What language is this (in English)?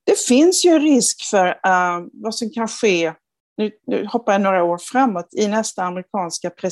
Swedish